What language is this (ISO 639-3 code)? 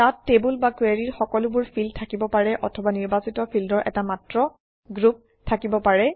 asm